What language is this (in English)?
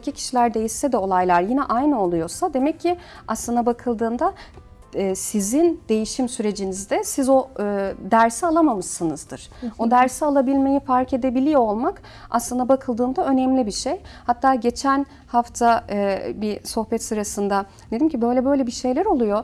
Turkish